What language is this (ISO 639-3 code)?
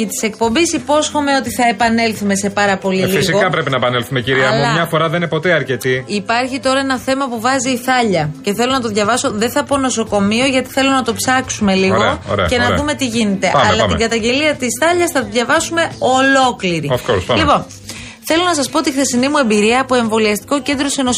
ell